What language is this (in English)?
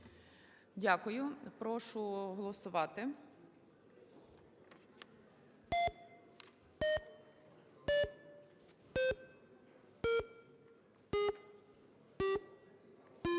Ukrainian